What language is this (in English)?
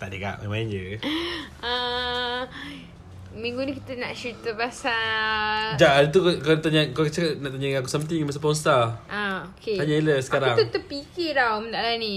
Malay